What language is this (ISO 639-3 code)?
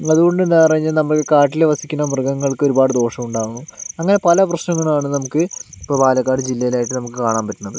mal